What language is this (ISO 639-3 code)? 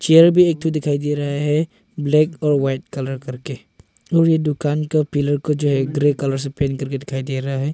hin